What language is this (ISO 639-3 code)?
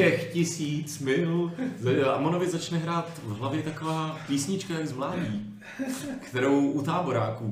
ces